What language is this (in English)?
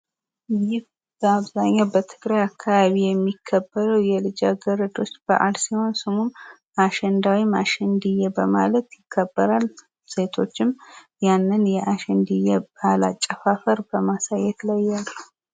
Amharic